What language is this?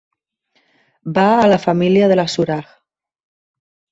Catalan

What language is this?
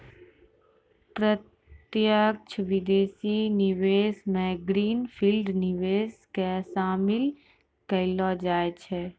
Maithili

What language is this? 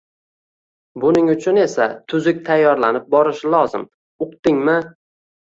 Uzbek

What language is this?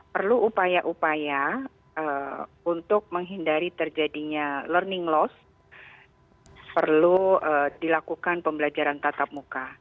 Indonesian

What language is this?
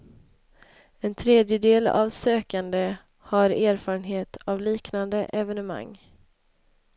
Swedish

